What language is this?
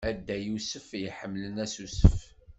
Kabyle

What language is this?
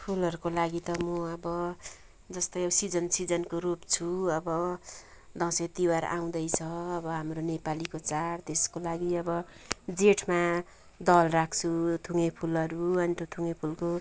Nepali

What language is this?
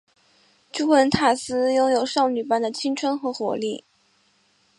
Chinese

